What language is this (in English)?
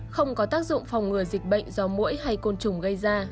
Vietnamese